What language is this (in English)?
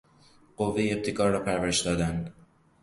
Persian